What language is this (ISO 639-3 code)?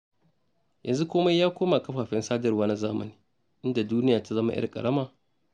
hau